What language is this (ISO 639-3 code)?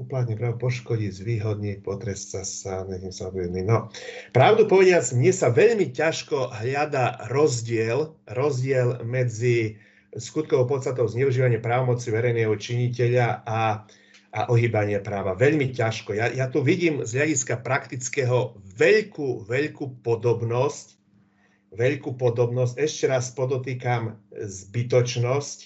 slk